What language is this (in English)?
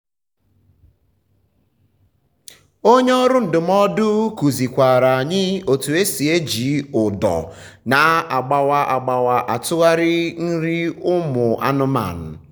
Igbo